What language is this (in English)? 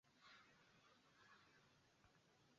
Swahili